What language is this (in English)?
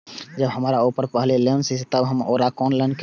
Maithili